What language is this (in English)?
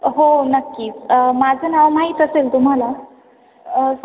Marathi